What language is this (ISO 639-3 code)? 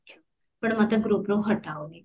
ori